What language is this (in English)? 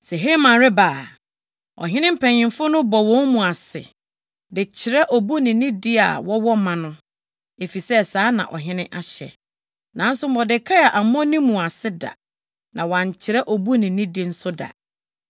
Akan